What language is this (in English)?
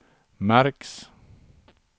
Swedish